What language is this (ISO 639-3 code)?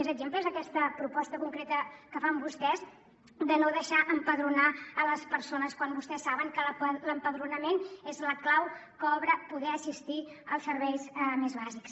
cat